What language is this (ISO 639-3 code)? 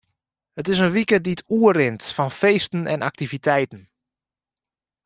fry